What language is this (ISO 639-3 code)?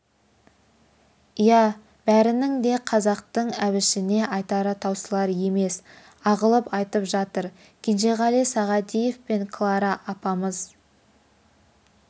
kaz